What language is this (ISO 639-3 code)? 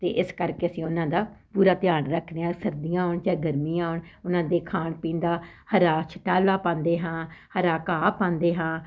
pan